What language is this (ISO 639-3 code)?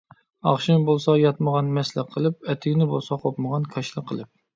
uig